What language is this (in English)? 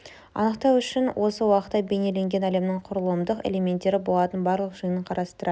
Kazakh